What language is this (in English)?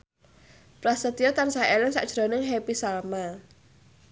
Javanese